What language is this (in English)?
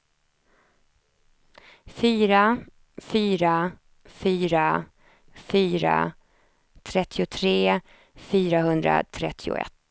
Swedish